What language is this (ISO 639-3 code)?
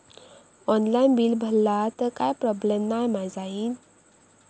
mar